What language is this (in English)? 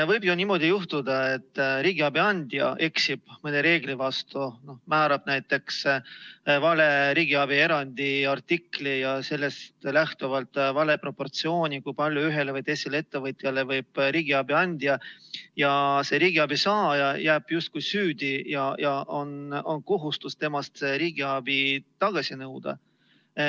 Estonian